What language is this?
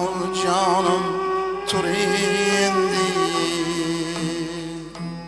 Turkish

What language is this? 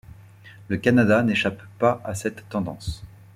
French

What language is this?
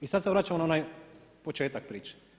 Croatian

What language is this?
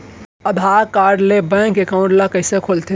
Chhattisgarhi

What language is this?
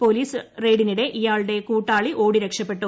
Malayalam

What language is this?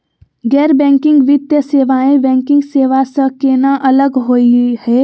Magahi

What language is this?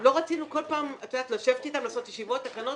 Hebrew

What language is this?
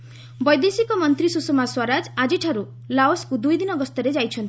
Odia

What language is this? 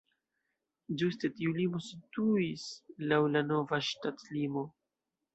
Esperanto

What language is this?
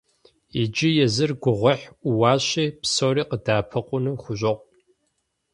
Kabardian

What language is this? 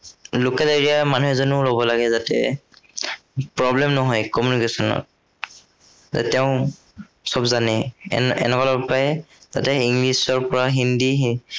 Assamese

